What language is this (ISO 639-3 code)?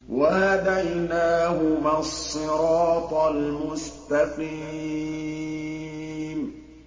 ara